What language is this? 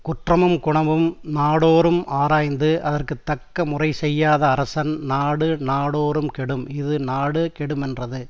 Tamil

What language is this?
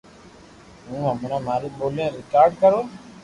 Loarki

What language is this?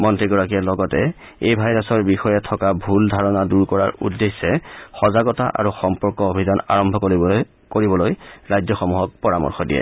Assamese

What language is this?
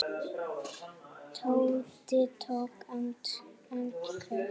Icelandic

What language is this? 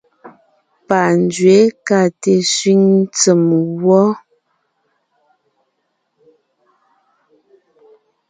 Ngiemboon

